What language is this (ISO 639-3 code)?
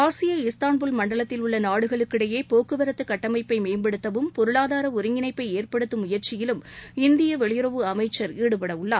tam